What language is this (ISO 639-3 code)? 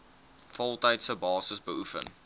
afr